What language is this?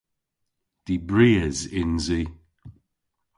Cornish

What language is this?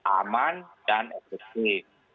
Indonesian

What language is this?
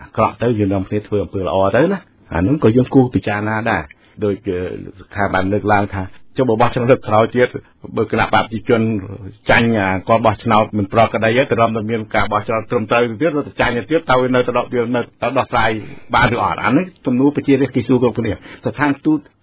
Thai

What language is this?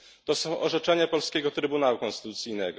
Polish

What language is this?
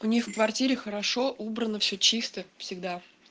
Russian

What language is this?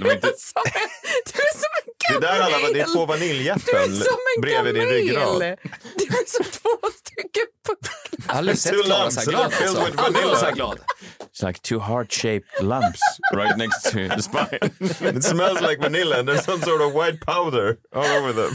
Swedish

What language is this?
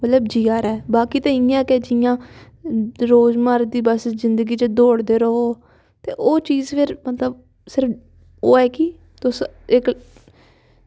Dogri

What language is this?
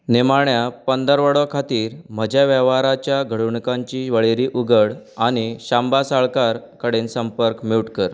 Konkani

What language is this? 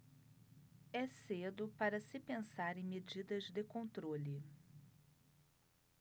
Portuguese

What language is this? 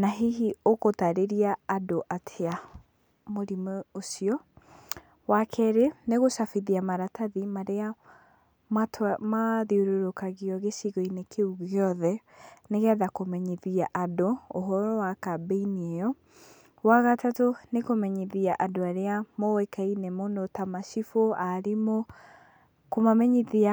Kikuyu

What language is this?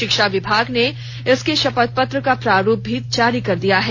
Hindi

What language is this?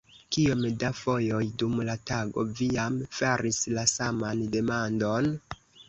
Esperanto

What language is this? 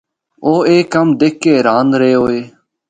Northern Hindko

